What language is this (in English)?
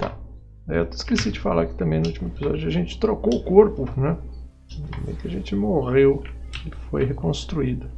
Portuguese